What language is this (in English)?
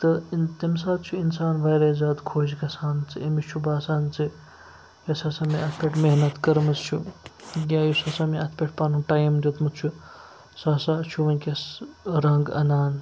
Kashmiri